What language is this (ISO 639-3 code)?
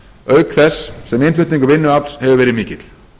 isl